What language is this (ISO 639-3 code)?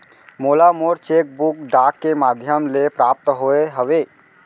hne